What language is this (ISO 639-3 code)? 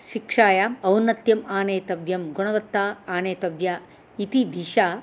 san